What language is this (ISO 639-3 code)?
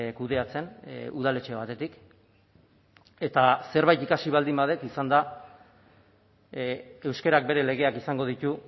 eus